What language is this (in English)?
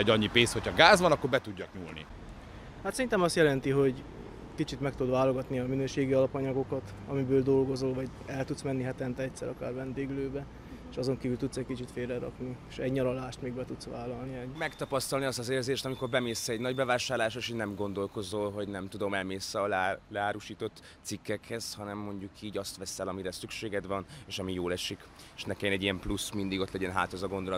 Hungarian